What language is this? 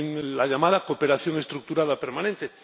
Spanish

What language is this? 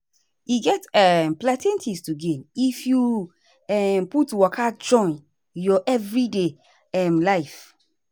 Nigerian Pidgin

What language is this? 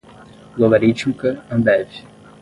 Portuguese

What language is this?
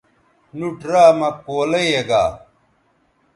Bateri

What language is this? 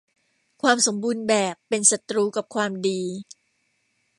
Thai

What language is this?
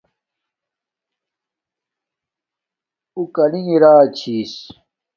Domaaki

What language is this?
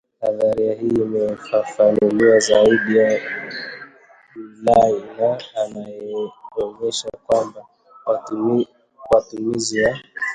Swahili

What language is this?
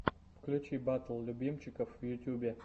Russian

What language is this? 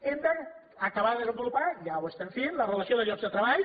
Catalan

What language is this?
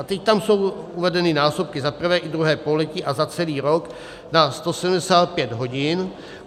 Czech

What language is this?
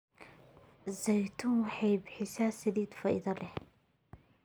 Somali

